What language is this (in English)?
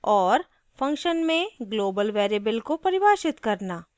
Hindi